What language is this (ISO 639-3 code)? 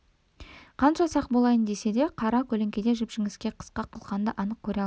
kaz